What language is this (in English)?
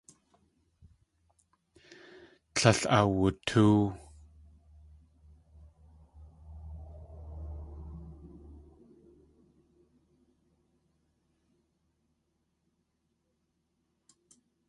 Tlingit